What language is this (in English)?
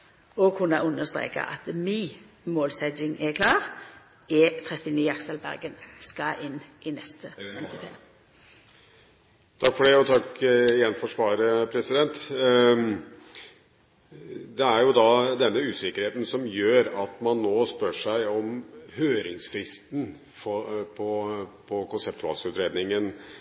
Norwegian